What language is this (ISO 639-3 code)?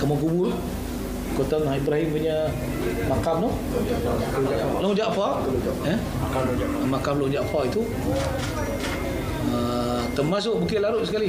msa